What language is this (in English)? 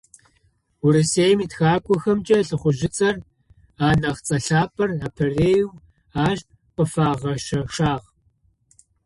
Adyghe